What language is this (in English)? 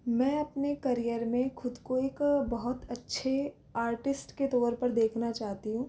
Hindi